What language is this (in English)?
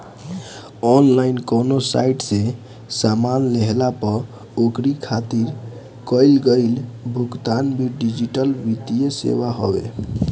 Bhojpuri